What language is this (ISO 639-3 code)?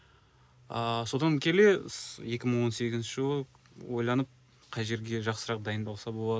kaz